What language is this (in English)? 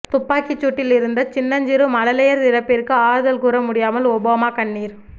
Tamil